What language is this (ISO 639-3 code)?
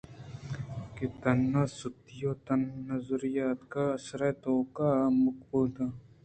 bgp